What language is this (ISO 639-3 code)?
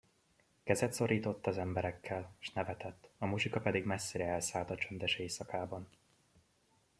hun